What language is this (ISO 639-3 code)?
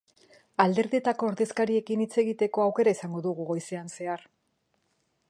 eus